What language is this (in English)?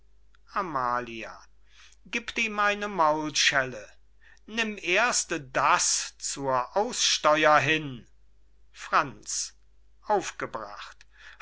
German